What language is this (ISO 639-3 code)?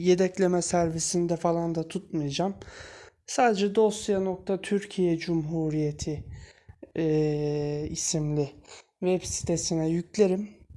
tur